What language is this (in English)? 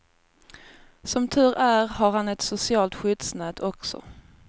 Swedish